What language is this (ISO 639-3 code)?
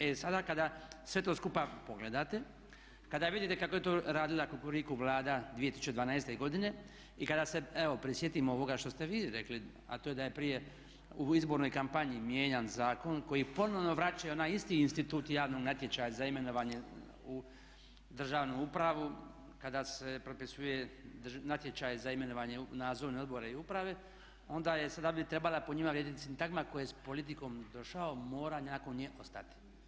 hrv